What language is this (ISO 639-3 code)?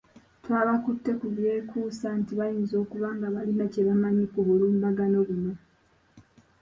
lug